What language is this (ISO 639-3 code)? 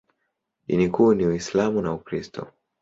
swa